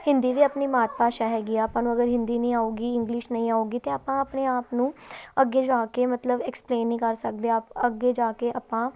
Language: Punjabi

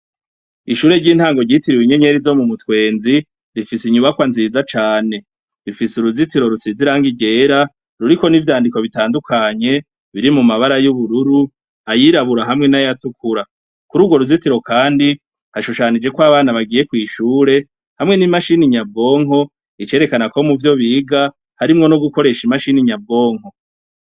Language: Rundi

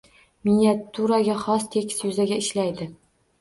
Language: Uzbek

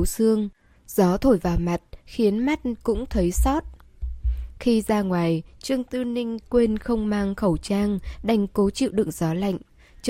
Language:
Vietnamese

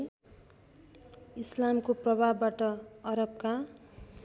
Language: Nepali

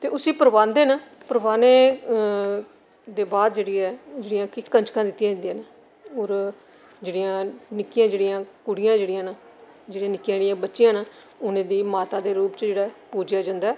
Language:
Dogri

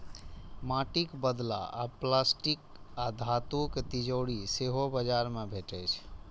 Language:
Maithili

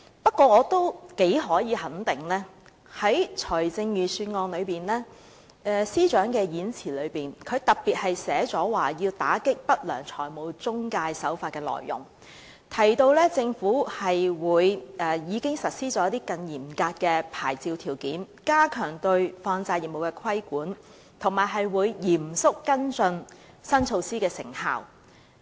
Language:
Cantonese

